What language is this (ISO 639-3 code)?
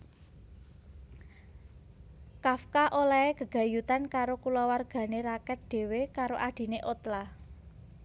jav